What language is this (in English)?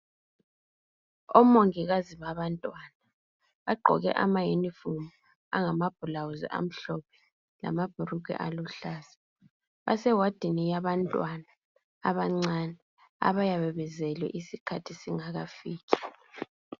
North Ndebele